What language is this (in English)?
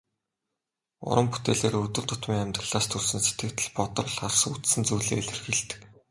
Mongolian